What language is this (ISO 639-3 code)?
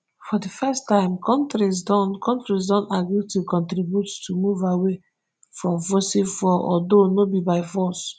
pcm